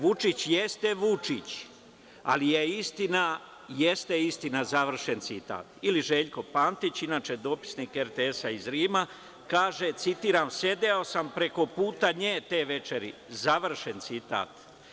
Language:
Serbian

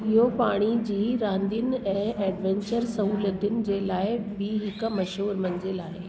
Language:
Sindhi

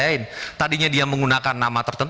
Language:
Indonesian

